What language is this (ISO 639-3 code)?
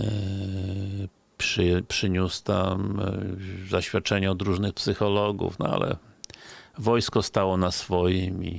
pol